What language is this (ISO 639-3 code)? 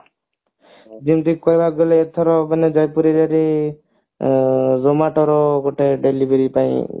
ori